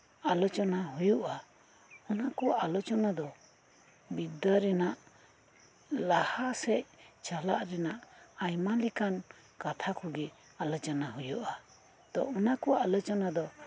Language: Santali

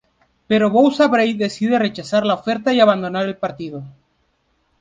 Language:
Spanish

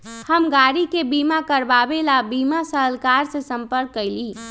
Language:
Magahi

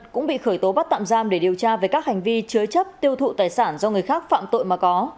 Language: Vietnamese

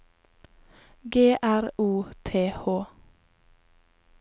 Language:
Norwegian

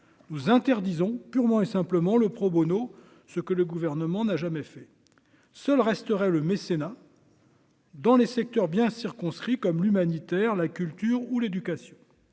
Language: French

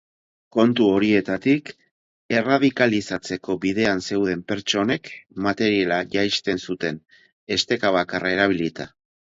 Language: Basque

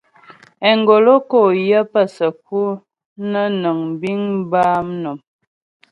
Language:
Ghomala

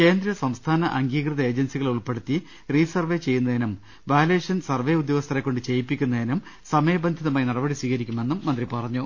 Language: Malayalam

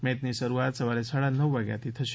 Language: Gujarati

